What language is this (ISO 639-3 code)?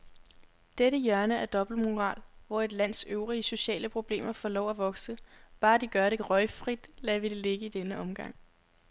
dan